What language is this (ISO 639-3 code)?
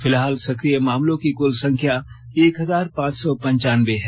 hin